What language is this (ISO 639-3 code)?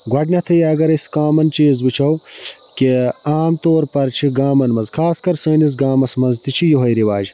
kas